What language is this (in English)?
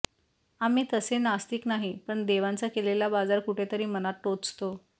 Marathi